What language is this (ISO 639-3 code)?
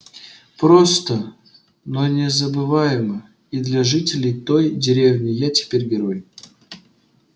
rus